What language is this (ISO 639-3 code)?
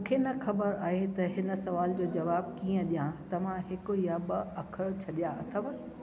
snd